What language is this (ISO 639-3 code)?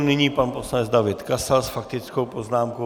ces